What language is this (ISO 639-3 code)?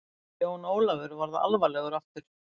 isl